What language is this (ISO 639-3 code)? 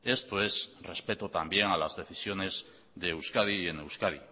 spa